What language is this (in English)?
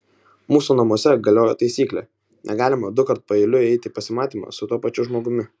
Lithuanian